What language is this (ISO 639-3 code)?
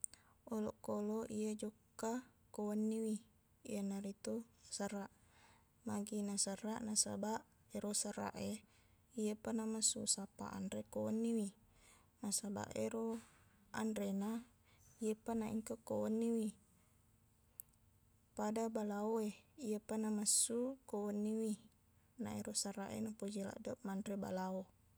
bug